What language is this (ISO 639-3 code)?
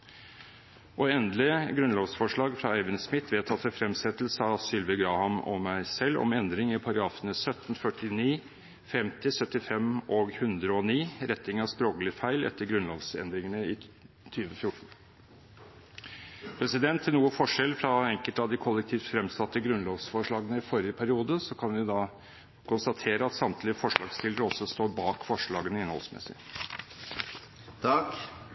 nob